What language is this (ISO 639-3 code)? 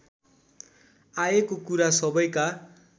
nep